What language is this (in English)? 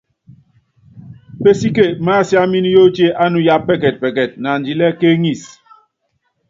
Yangben